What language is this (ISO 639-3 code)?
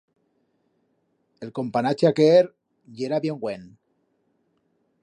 arg